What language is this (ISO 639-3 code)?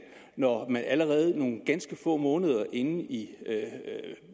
dan